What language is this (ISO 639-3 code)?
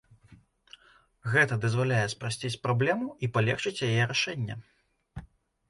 bel